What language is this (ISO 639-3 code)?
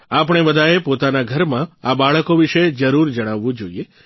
guj